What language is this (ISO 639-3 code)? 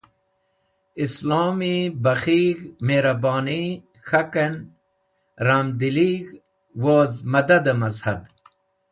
wbl